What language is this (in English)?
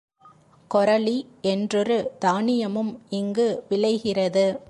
Tamil